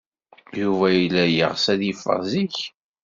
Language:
Kabyle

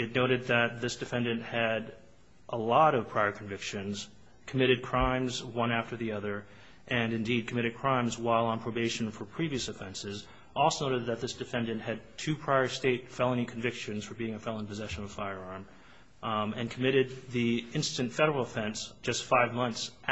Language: English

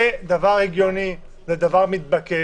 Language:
Hebrew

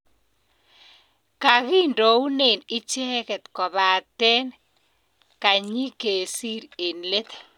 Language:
Kalenjin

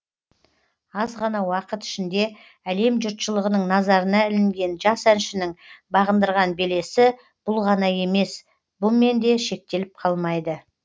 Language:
Kazakh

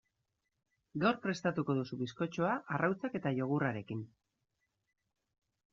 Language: Basque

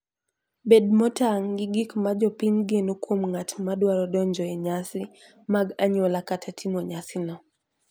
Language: Luo (Kenya and Tanzania)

